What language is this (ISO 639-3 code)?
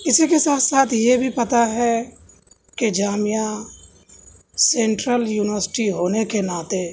urd